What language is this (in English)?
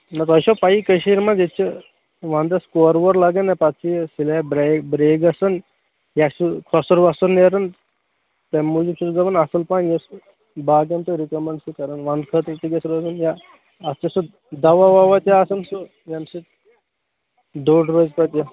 Kashmiri